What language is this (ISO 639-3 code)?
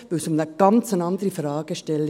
gsw